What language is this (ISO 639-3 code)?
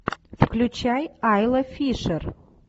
rus